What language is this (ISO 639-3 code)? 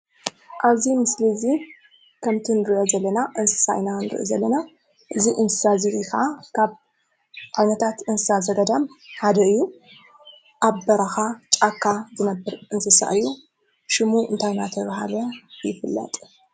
tir